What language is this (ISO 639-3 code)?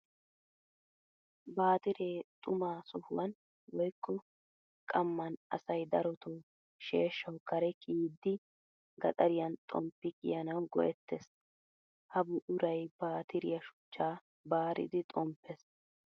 wal